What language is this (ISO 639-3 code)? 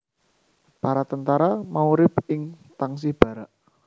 jav